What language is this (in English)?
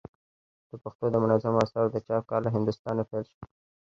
Pashto